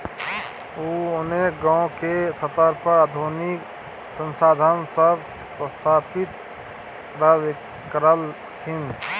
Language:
Maithili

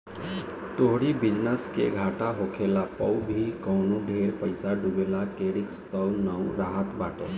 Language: Bhojpuri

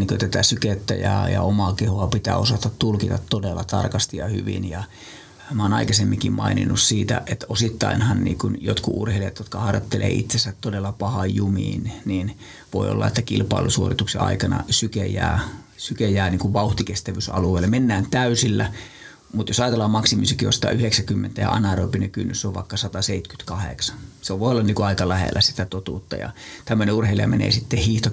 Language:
Finnish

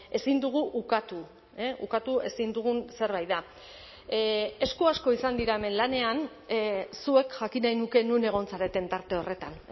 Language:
Basque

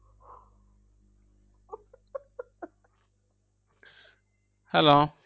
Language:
Bangla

